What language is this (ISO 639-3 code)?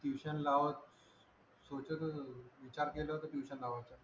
mar